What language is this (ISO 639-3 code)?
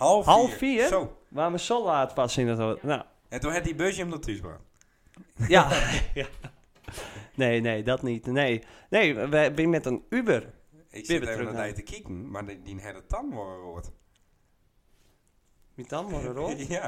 nld